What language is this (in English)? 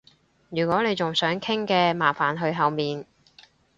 Cantonese